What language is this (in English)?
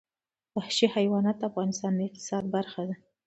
Pashto